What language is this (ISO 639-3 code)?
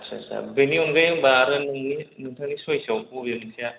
brx